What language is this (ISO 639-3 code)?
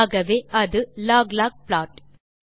tam